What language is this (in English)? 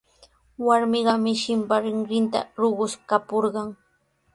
Sihuas Ancash Quechua